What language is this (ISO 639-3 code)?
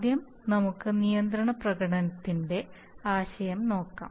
mal